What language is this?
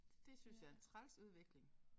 Danish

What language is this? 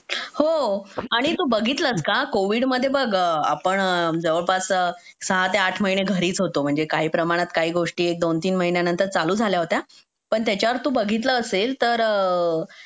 Marathi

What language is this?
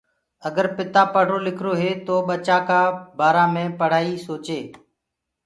Gurgula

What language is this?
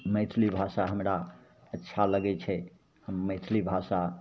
Maithili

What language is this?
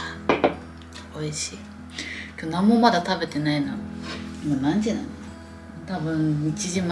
Japanese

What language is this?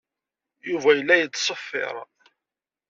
Kabyle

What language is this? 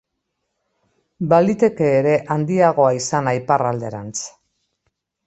Basque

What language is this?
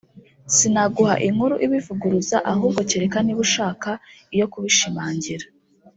Kinyarwanda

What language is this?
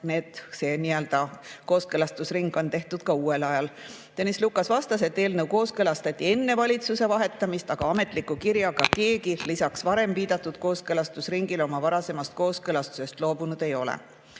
Estonian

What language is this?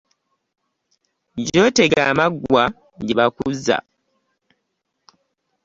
Ganda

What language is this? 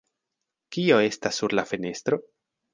Esperanto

